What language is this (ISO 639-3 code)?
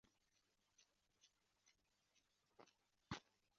swa